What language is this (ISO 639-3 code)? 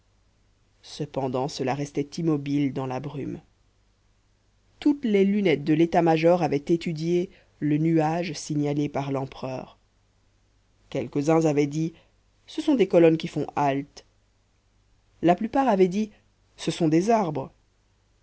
fra